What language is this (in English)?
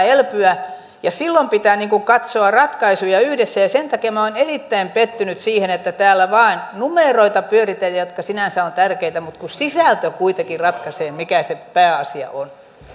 Finnish